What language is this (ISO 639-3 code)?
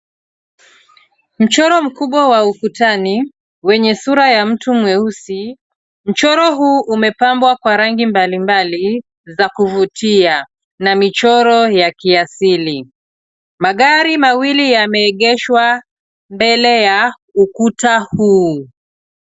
swa